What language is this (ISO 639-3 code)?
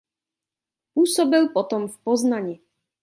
ces